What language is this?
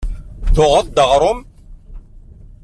Kabyle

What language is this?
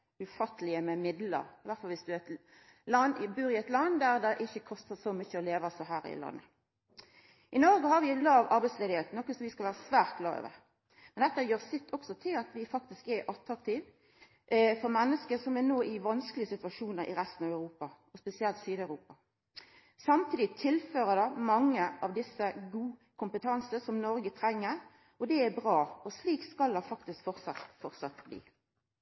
Norwegian Nynorsk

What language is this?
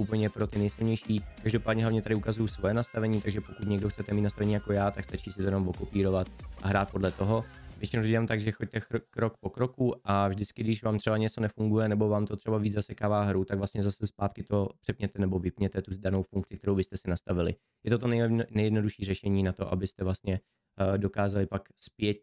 Czech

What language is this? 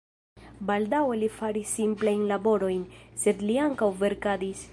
Esperanto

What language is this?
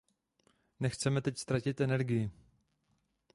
Czech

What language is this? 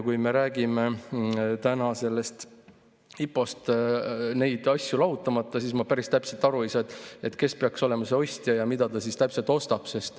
Estonian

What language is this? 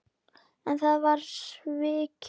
Icelandic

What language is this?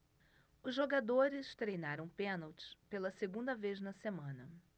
Portuguese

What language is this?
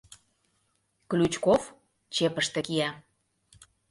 Mari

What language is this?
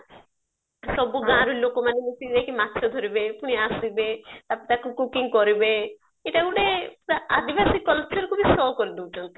Odia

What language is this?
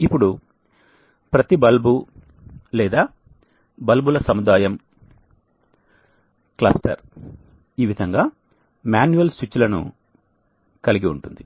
Telugu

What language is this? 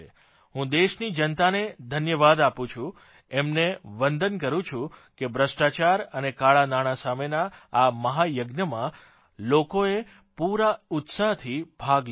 Gujarati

